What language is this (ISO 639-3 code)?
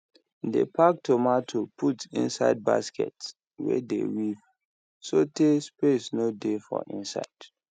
pcm